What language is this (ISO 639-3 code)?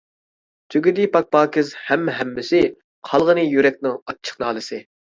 uig